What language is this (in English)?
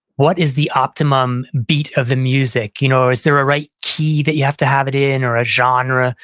English